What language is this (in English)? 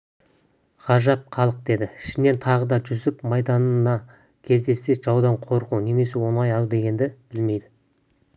Kazakh